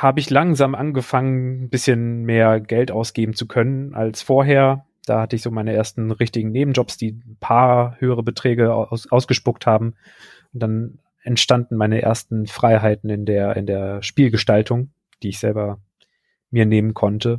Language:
German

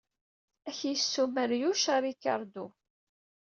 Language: Kabyle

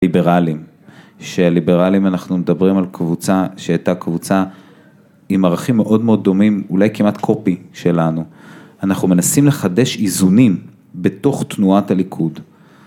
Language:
Hebrew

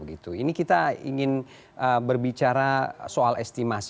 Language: Indonesian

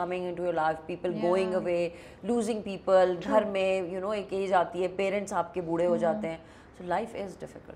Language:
Urdu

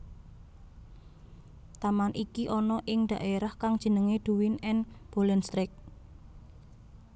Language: Javanese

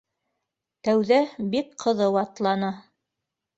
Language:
Bashkir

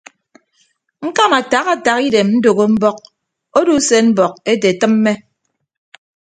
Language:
Ibibio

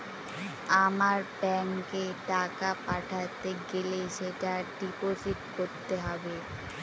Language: Bangla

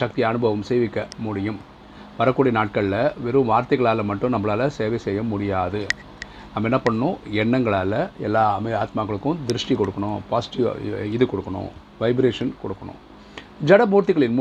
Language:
Tamil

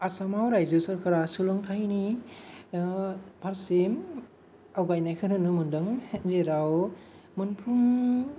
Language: Bodo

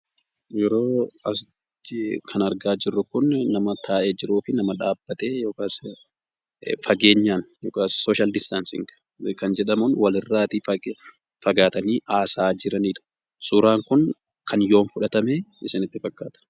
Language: Oromo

